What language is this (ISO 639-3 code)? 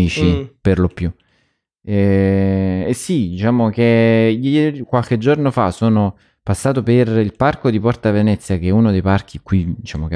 ita